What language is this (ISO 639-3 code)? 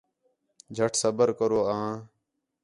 xhe